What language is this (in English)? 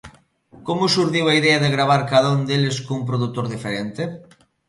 Galician